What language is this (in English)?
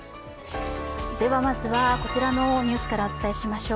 Japanese